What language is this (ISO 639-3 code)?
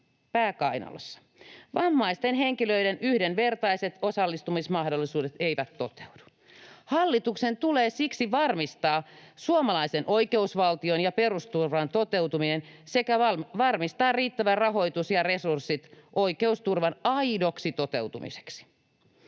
fin